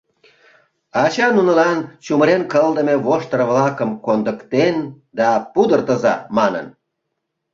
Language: Mari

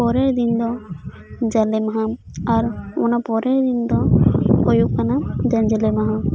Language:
Santali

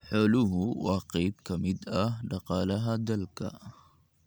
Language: Somali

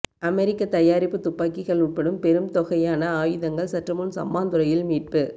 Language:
Tamil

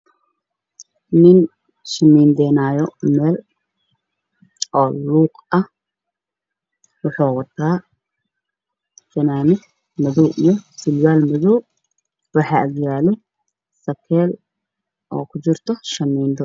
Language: Somali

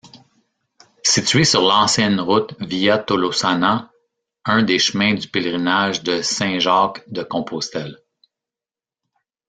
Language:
French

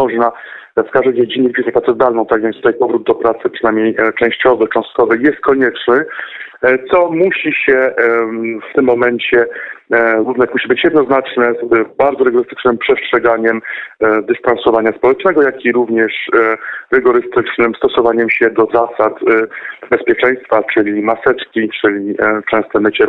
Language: Polish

